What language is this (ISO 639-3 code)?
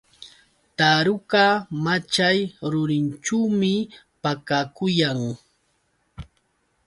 qux